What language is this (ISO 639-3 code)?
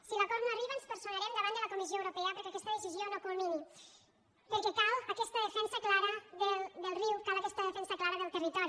cat